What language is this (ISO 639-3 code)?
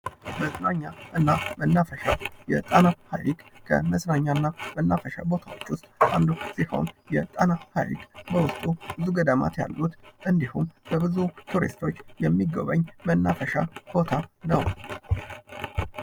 amh